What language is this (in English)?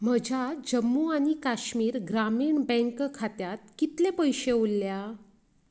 Konkani